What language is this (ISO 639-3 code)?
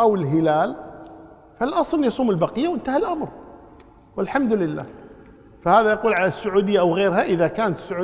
ara